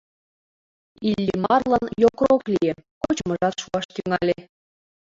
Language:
Mari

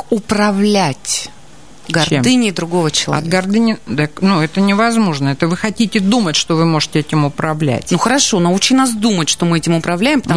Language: Russian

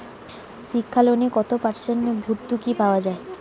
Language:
Bangla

